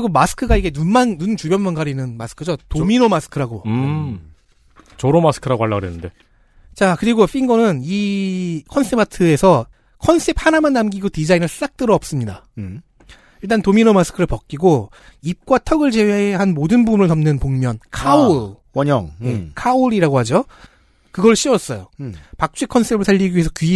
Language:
Korean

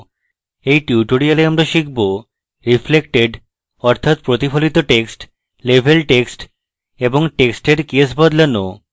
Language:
Bangla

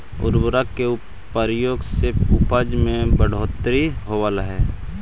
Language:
Magahi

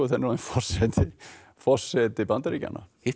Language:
Icelandic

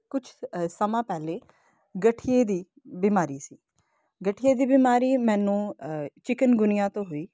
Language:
Punjabi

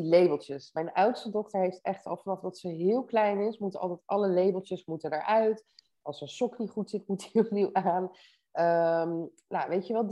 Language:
Dutch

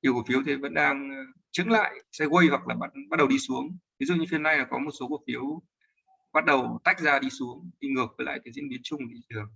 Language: Vietnamese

